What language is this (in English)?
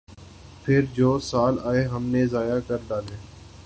Urdu